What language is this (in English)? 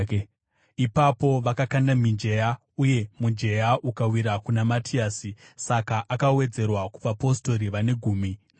Shona